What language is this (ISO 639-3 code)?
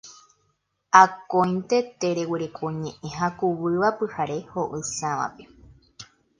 grn